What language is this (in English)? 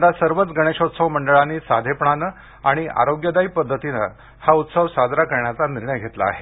Marathi